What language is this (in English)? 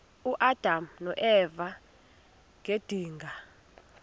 Xhosa